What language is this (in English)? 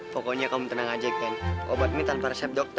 Indonesian